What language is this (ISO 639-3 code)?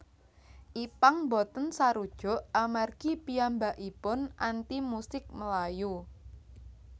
jav